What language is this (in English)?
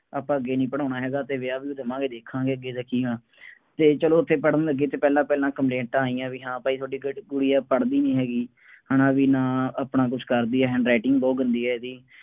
Punjabi